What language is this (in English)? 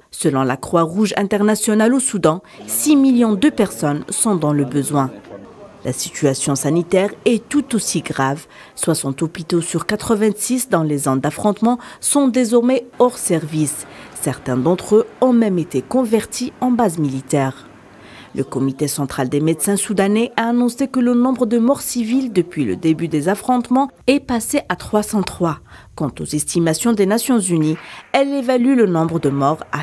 French